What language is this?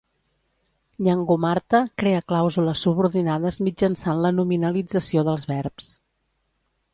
Catalan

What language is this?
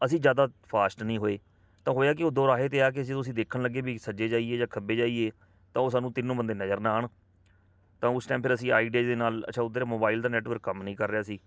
Punjabi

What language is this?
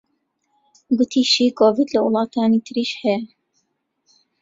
Central Kurdish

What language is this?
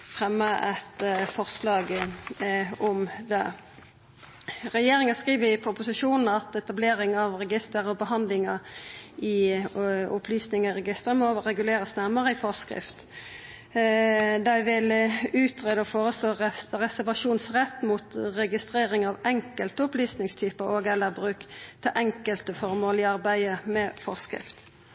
Norwegian Nynorsk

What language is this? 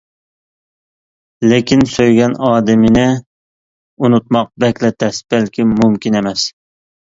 Uyghur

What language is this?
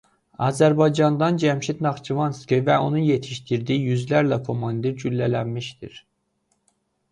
Azerbaijani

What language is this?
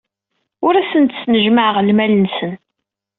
Kabyle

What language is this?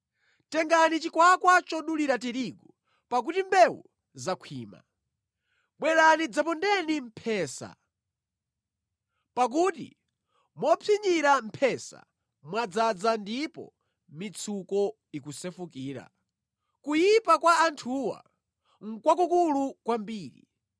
Nyanja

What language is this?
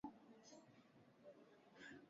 Swahili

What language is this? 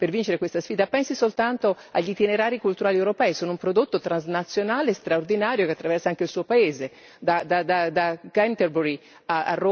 Italian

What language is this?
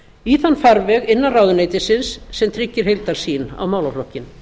Icelandic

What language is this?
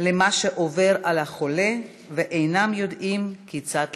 Hebrew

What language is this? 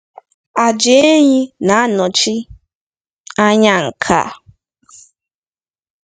Igbo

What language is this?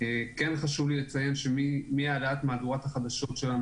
Hebrew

